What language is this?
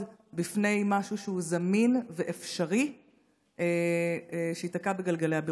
Hebrew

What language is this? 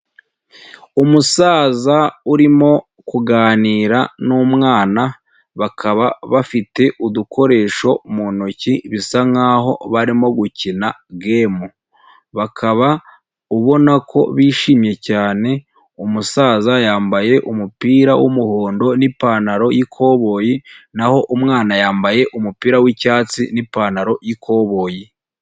Kinyarwanda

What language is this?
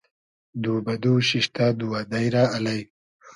Hazaragi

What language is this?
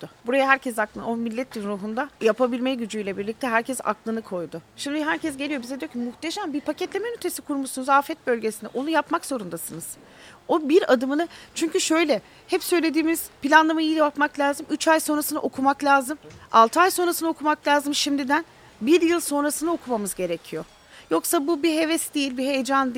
Turkish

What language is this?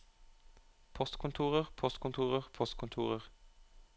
Norwegian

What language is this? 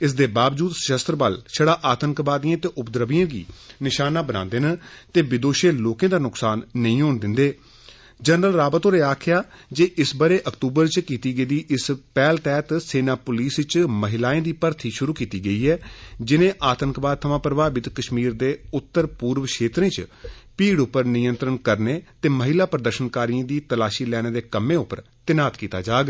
Dogri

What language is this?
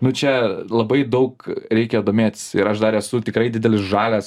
Lithuanian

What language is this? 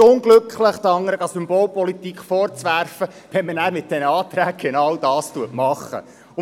Swiss German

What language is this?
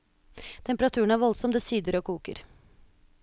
Norwegian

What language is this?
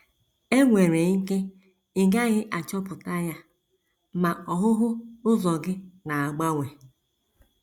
Igbo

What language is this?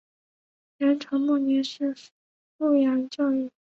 Chinese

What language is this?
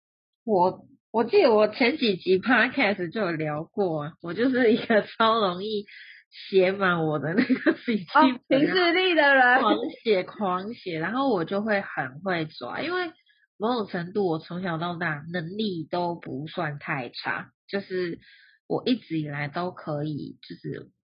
Chinese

